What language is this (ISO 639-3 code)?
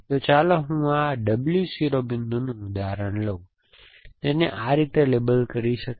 guj